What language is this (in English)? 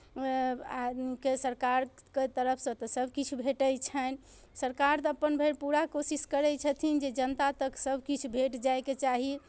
Maithili